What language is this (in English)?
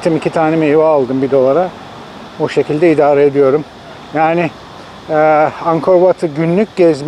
Turkish